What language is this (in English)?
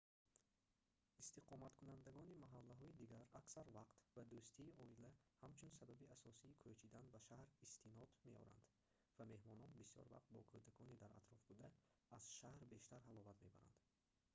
Tajik